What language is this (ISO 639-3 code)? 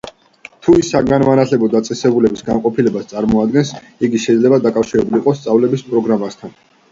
kat